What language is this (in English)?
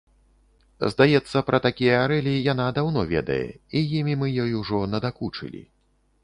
Belarusian